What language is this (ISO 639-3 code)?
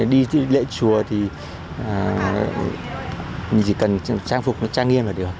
vie